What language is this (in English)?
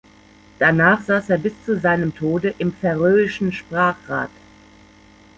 German